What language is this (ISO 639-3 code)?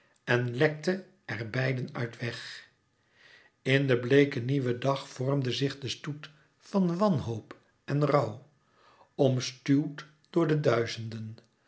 nld